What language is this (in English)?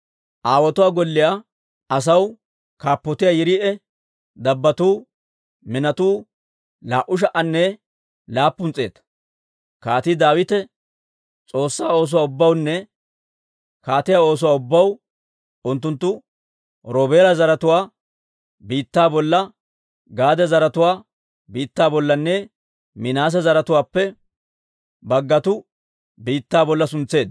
Dawro